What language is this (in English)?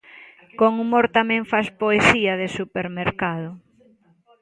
Galician